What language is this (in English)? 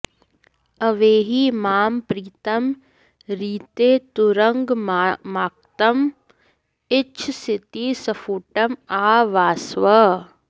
Sanskrit